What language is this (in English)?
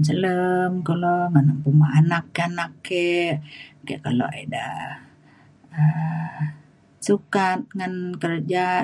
Mainstream Kenyah